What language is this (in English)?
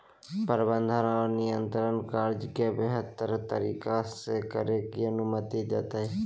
Magahi